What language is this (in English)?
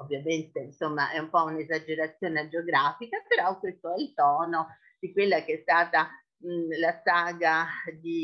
Italian